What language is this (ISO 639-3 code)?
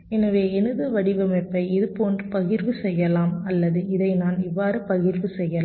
tam